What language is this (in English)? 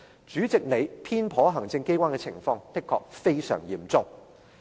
Cantonese